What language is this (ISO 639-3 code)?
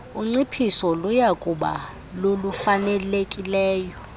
xho